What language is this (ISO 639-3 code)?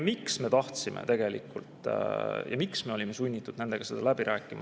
est